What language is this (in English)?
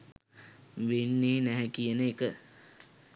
Sinhala